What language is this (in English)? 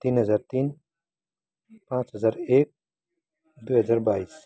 Nepali